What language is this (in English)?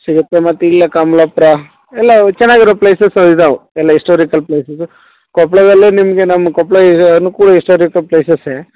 Kannada